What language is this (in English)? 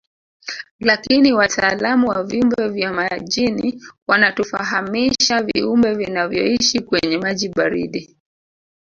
Swahili